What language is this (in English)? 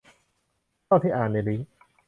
Thai